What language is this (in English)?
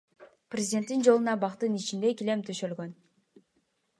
Kyrgyz